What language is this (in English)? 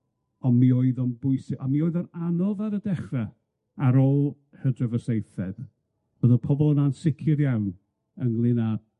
Welsh